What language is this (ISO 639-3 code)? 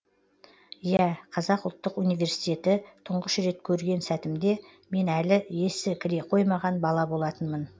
kaz